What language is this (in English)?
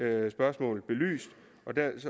Danish